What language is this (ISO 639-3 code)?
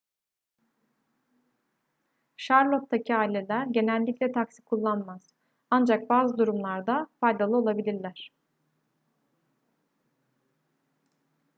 tur